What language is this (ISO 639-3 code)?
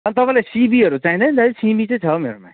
nep